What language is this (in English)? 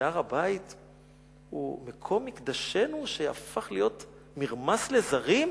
Hebrew